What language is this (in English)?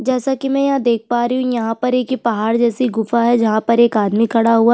Hindi